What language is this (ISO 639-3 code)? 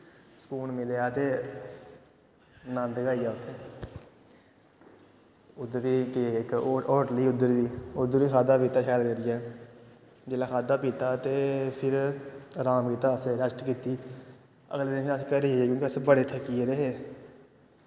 doi